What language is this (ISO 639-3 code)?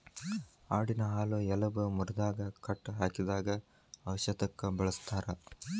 kan